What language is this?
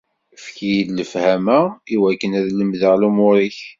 Kabyle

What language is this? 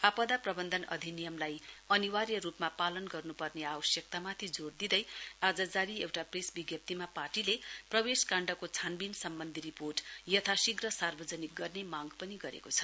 Nepali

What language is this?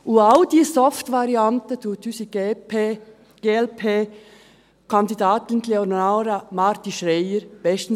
Swiss German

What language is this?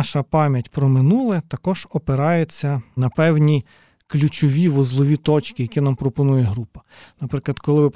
Ukrainian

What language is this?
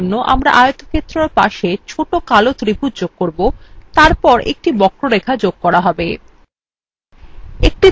Bangla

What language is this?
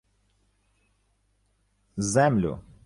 Ukrainian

